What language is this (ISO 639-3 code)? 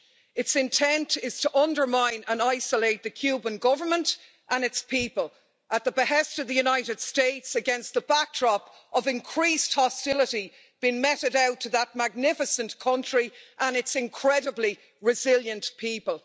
eng